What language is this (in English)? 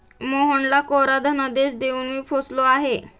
Marathi